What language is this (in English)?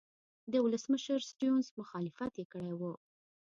Pashto